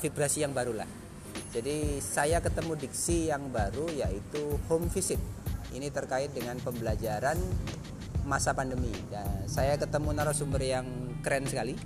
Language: Indonesian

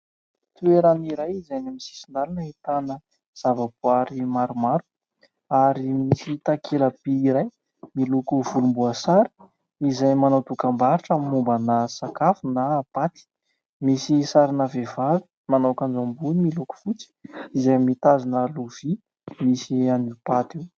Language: Malagasy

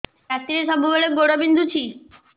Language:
Odia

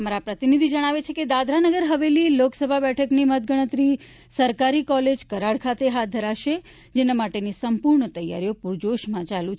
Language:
Gujarati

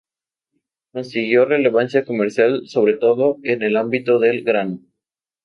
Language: Spanish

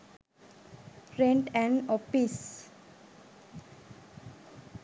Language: Sinhala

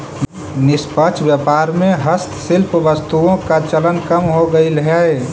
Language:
Magahi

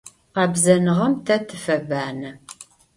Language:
Adyghe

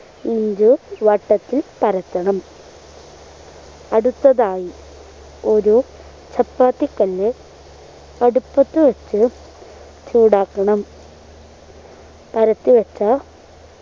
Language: Malayalam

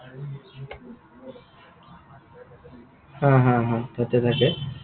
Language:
Assamese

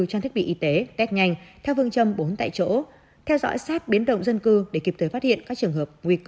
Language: Vietnamese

